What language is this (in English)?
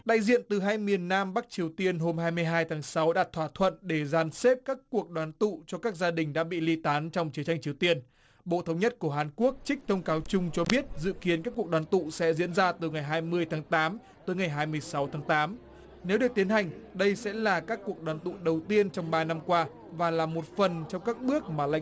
Vietnamese